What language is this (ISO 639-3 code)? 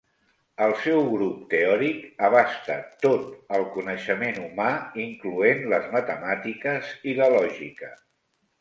cat